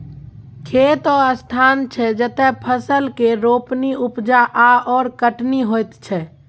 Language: Maithili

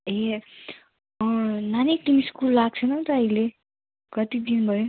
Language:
Nepali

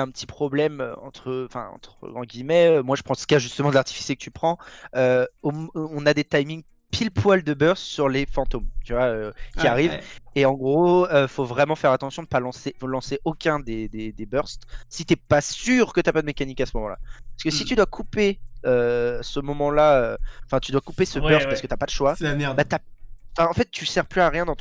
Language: French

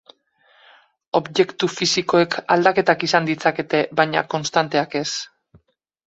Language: Basque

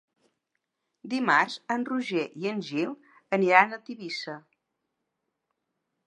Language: Catalan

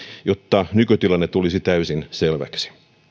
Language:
Finnish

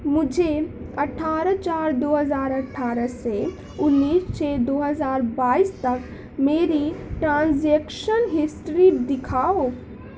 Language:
Urdu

